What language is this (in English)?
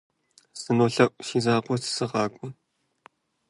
Kabardian